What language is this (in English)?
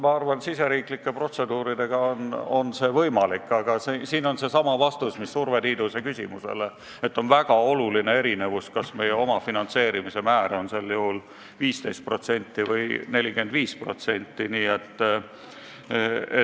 Estonian